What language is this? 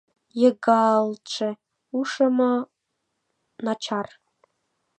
Mari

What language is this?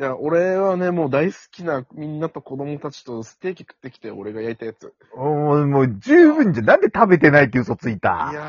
Japanese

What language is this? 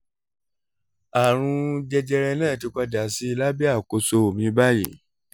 Yoruba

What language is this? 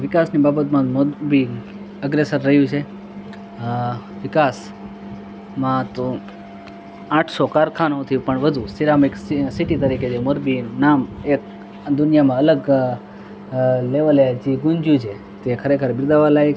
Gujarati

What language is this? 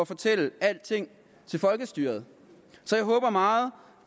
Danish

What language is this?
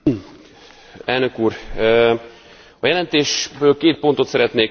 Hungarian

